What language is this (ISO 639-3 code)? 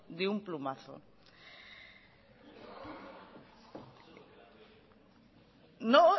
spa